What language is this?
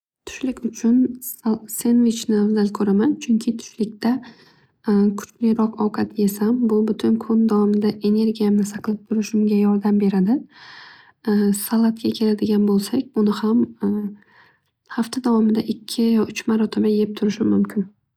Uzbek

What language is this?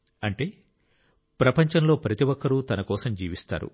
Telugu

